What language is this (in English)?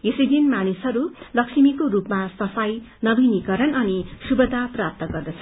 Nepali